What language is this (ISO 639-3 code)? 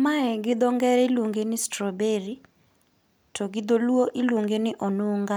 luo